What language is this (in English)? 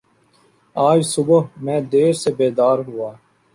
Urdu